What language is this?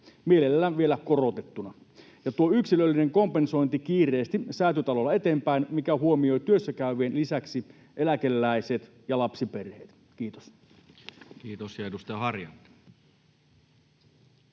Finnish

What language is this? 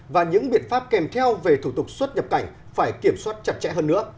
Vietnamese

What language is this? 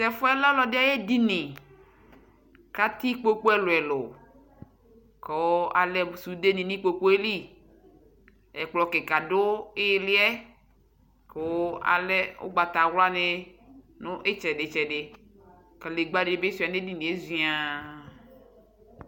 Ikposo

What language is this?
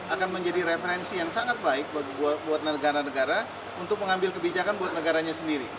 Indonesian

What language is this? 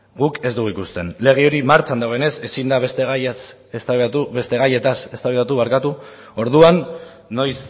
Basque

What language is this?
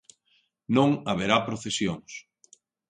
Galician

